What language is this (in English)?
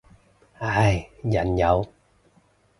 Cantonese